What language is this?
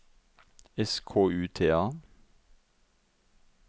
Norwegian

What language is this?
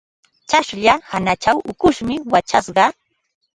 Ambo-Pasco Quechua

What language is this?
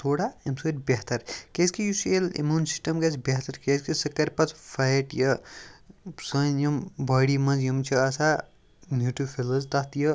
Kashmiri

